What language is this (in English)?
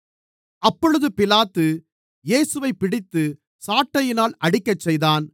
Tamil